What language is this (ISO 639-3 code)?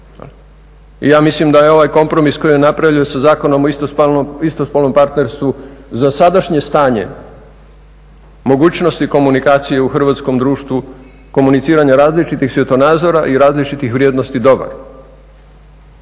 hrv